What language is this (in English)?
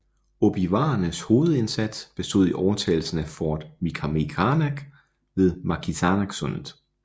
Danish